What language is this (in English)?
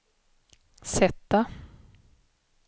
Swedish